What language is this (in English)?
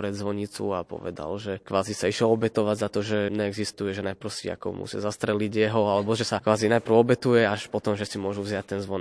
Slovak